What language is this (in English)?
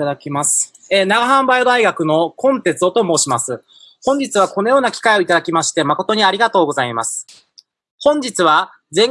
Japanese